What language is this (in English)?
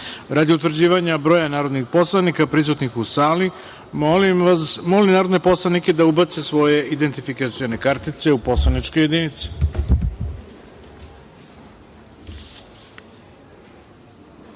Serbian